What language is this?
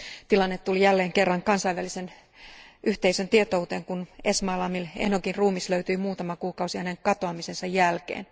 Finnish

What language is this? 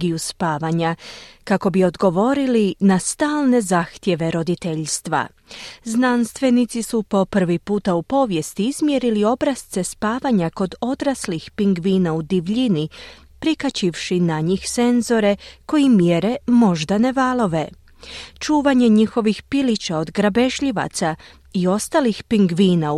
Croatian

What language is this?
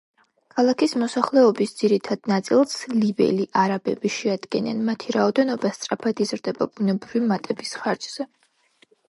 Georgian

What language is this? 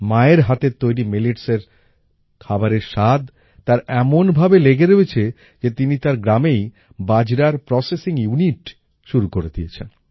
Bangla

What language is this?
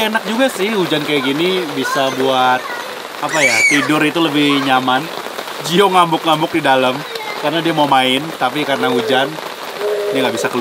Indonesian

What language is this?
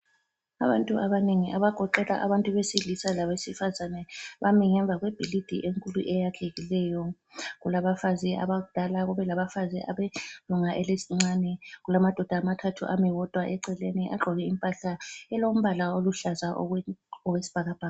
North Ndebele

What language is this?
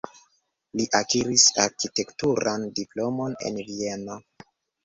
Esperanto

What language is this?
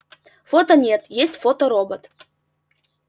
Russian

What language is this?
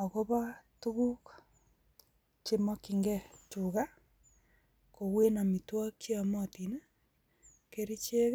Kalenjin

